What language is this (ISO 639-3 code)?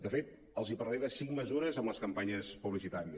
cat